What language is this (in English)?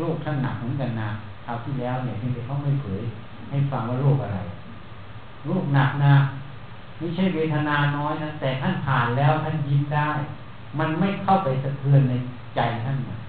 Thai